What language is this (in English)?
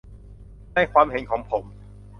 Thai